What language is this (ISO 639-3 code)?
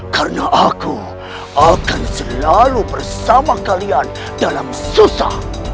ind